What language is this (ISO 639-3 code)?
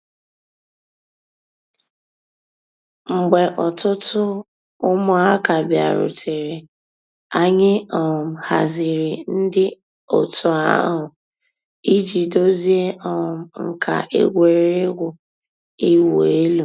ibo